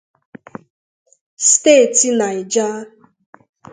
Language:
Igbo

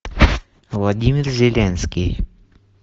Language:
Russian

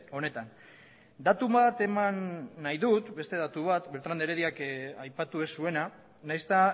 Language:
Basque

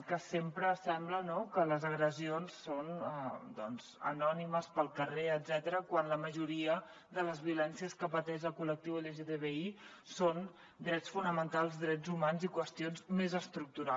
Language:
Catalan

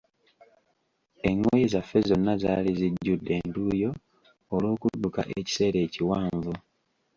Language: Ganda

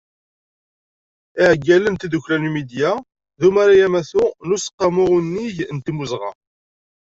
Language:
Kabyle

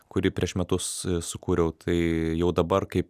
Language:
Lithuanian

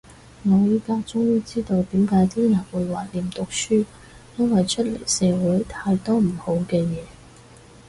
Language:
Cantonese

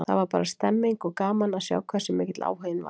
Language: Icelandic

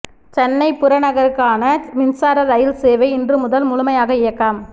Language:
Tamil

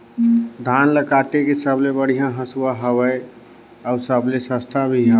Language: Chhattisgarhi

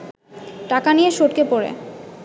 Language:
Bangla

